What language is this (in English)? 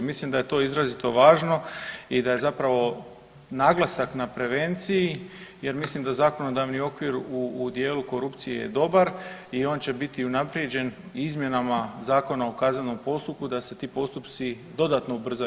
Croatian